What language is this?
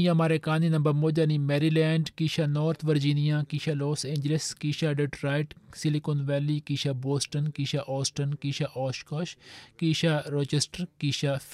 Swahili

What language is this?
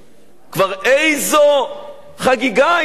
Hebrew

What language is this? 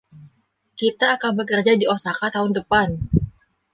Indonesian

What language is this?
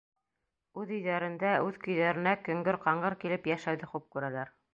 Bashkir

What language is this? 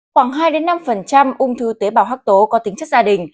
Vietnamese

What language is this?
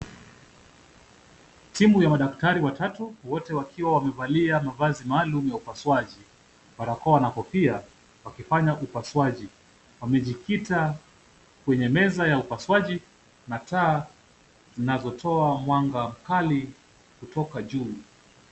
Swahili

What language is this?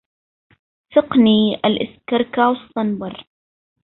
Arabic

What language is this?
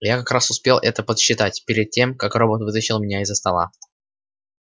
Russian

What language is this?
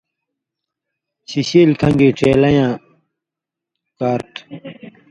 Indus Kohistani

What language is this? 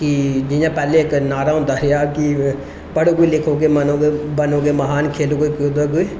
Dogri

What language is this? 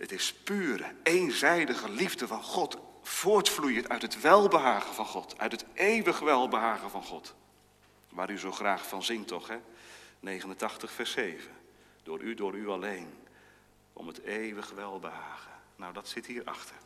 Dutch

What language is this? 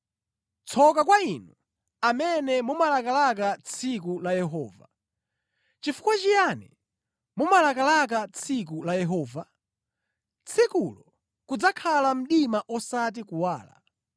Nyanja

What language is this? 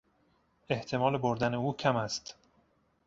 Persian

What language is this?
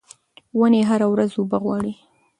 Pashto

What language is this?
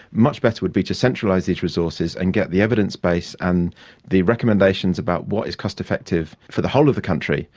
English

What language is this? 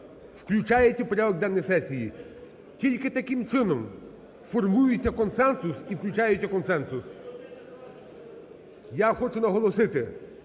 Ukrainian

